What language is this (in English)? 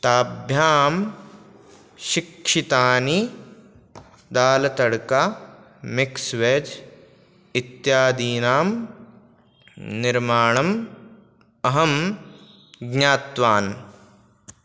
Sanskrit